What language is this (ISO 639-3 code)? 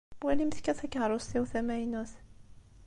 kab